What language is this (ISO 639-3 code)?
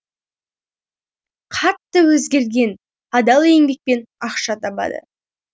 kaz